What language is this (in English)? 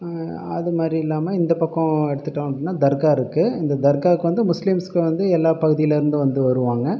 Tamil